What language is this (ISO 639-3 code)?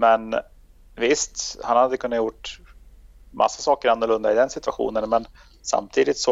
swe